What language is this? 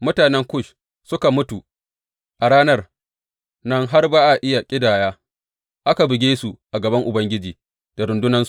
Hausa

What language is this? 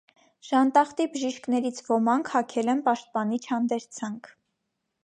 Armenian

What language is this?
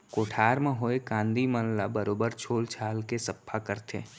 Chhattisgarhi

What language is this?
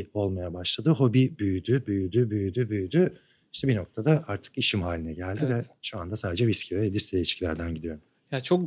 Turkish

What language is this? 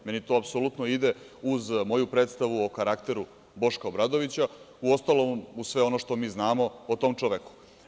Serbian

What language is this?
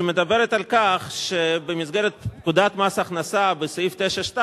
Hebrew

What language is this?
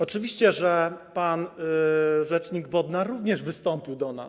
Polish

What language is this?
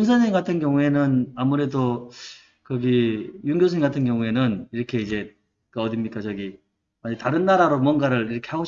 Korean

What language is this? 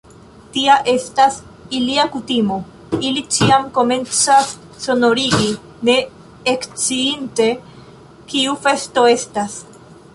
Esperanto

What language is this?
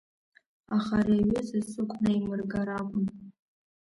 Abkhazian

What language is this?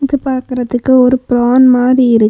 Tamil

